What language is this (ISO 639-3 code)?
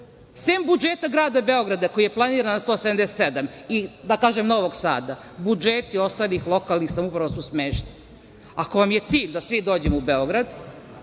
srp